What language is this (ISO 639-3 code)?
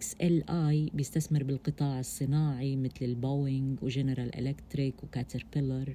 ara